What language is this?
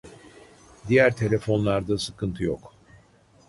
Turkish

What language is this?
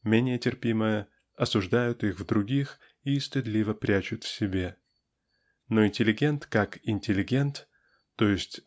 Russian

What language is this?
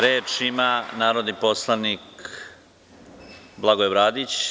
Serbian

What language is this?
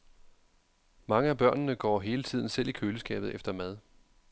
Danish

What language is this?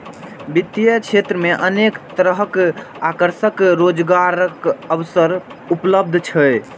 Maithili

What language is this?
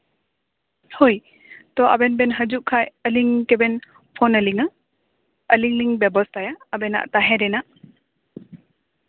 Santali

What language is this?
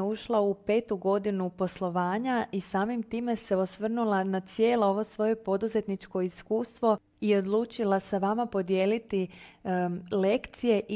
Croatian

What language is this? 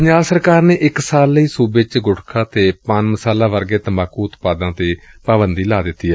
Punjabi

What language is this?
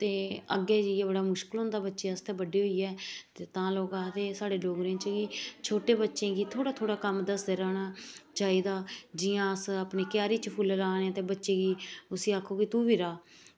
Dogri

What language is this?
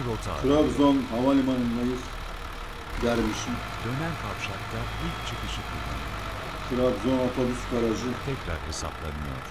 Turkish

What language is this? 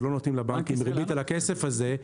Hebrew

